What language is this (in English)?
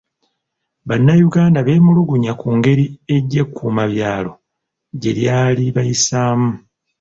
Ganda